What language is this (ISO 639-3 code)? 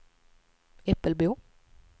swe